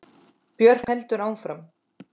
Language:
Icelandic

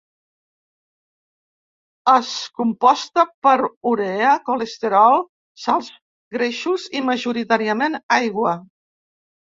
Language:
Catalan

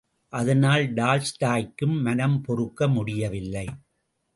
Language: Tamil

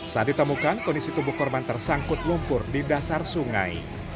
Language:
Indonesian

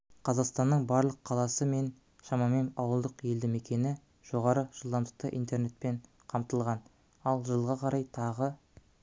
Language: Kazakh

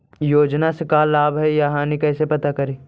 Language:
Magahi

